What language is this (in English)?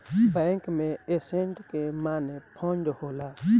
Bhojpuri